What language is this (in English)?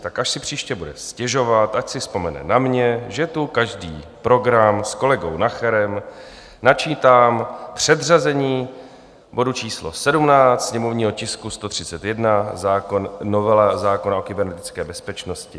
Czech